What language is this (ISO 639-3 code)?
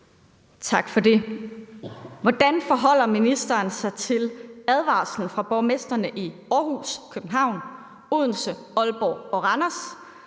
dan